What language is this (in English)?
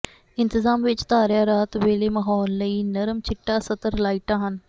Punjabi